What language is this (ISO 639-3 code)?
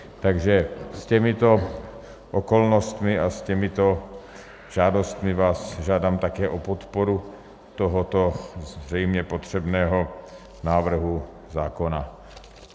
ces